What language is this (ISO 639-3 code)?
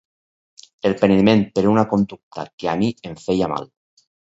cat